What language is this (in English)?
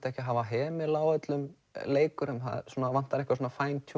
Icelandic